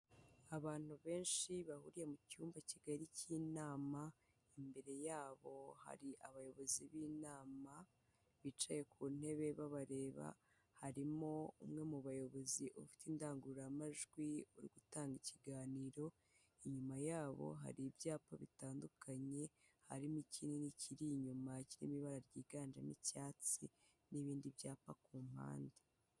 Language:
Kinyarwanda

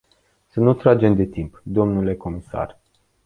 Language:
Romanian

